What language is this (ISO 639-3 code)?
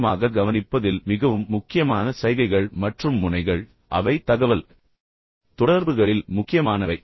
tam